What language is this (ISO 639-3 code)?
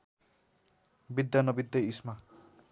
nep